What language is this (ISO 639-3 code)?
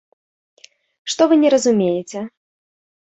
bel